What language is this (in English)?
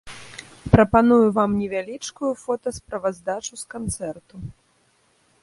Belarusian